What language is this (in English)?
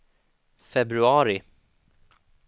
Swedish